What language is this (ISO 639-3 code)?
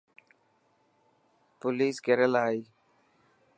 mki